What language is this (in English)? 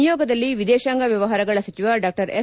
Kannada